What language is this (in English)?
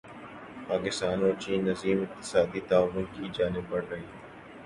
Urdu